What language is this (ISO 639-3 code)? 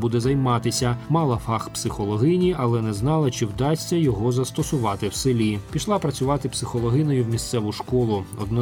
ukr